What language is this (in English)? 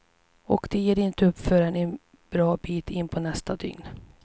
Swedish